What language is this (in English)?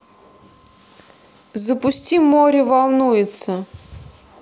Russian